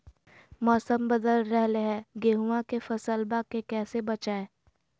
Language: Magahi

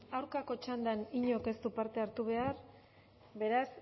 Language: Basque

